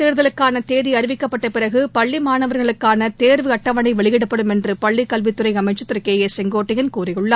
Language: Tamil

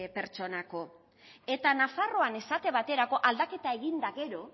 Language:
Basque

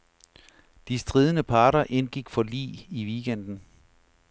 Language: Danish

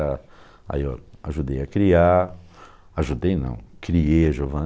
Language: Portuguese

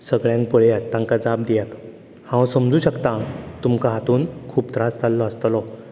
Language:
Konkani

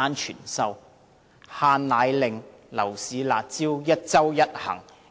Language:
Cantonese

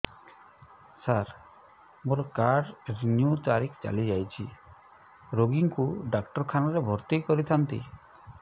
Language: Odia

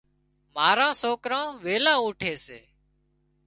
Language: Wadiyara Koli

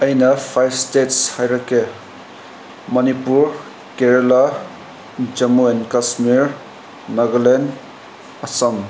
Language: Manipuri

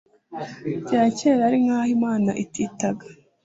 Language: Kinyarwanda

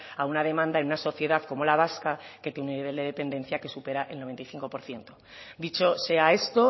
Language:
Spanish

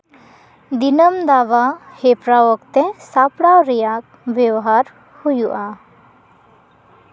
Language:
Santali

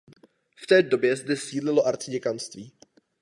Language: Czech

